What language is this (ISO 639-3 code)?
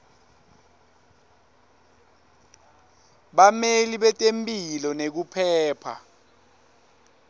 ssw